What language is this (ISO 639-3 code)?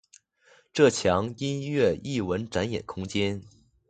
zho